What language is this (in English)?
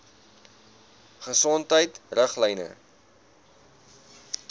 Afrikaans